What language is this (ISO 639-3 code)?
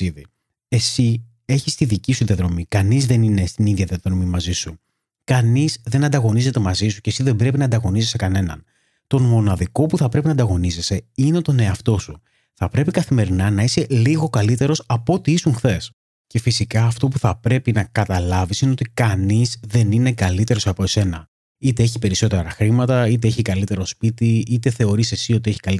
ell